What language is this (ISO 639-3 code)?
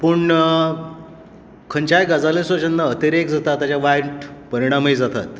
kok